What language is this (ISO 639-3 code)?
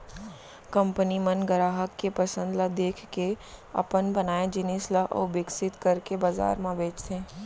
hne